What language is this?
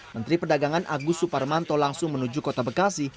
Indonesian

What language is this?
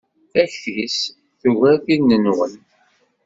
Kabyle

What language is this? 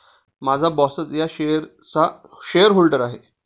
Marathi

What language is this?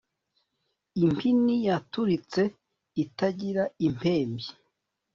Kinyarwanda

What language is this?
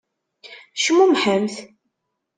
Kabyle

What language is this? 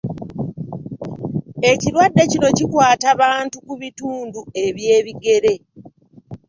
Ganda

